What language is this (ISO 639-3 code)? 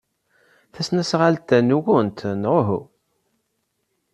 kab